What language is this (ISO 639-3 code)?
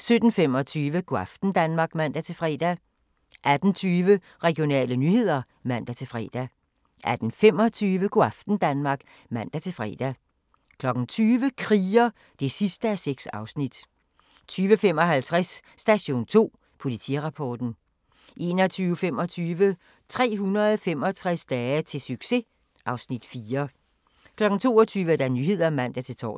dan